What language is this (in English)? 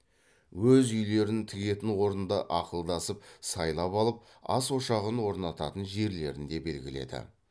Kazakh